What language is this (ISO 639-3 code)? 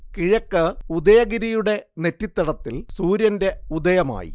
mal